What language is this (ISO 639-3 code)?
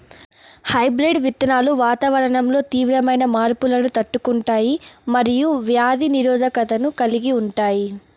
tel